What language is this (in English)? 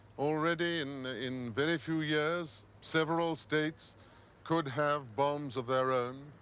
English